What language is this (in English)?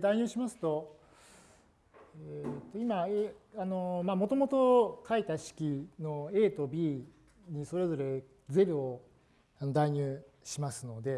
Japanese